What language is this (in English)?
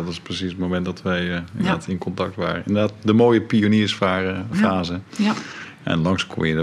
Dutch